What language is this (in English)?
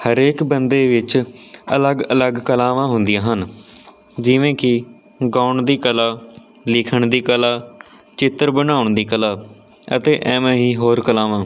Punjabi